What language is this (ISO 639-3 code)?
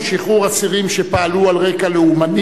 heb